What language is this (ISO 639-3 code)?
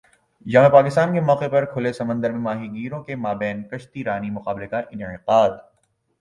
urd